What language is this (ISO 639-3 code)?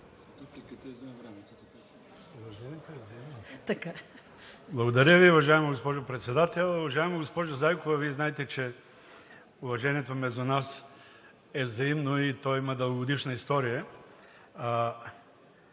bul